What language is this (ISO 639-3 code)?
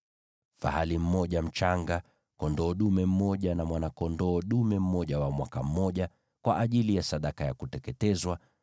swa